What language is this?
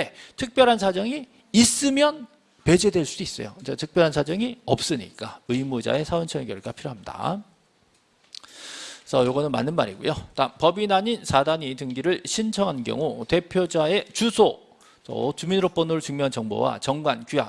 Korean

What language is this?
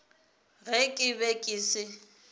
Northern Sotho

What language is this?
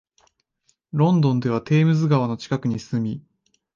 Japanese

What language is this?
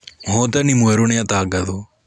Kikuyu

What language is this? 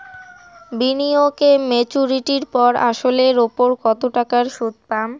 Bangla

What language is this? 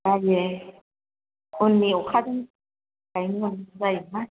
Bodo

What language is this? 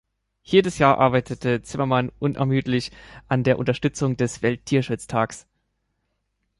German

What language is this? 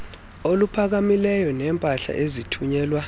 Xhosa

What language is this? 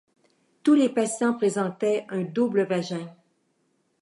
French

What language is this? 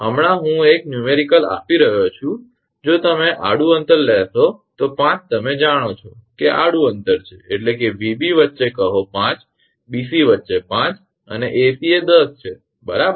Gujarati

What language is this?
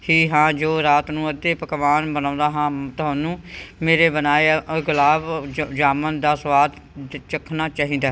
Punjabi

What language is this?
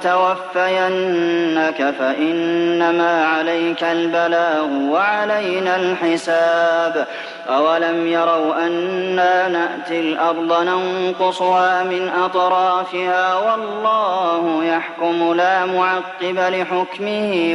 Arabic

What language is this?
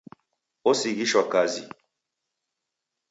Taita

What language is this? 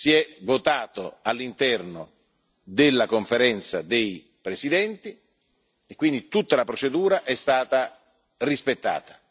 Italian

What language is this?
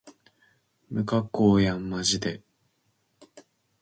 Japanese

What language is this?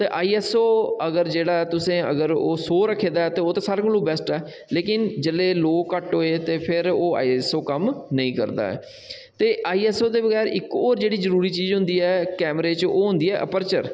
Dogri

